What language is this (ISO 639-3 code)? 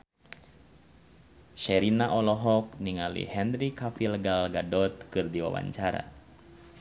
sun